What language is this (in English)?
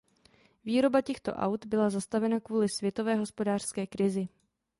Czech